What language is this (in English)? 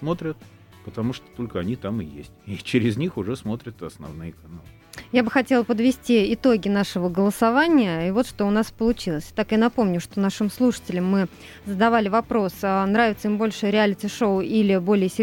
Russian